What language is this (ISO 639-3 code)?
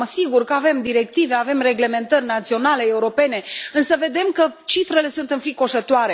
ron